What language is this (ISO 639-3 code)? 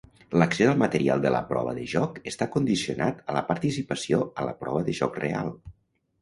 cat